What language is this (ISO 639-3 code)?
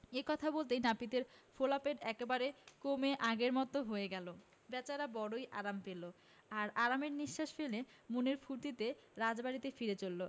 ben